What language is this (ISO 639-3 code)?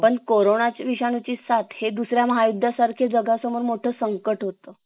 mar